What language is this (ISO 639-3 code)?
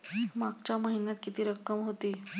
mar